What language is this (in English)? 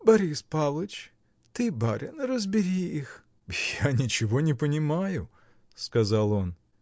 Russian